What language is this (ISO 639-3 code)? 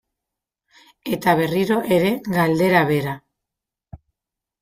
eus